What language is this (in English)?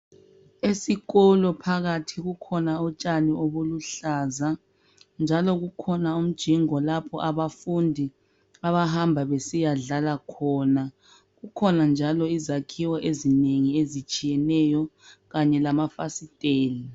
North Ndebele